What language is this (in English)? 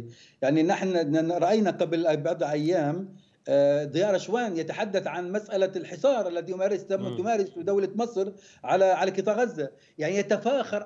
Arabic